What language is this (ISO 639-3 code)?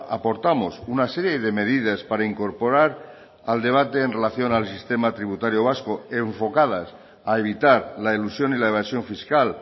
spa